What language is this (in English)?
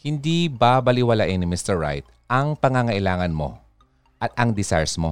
Filipino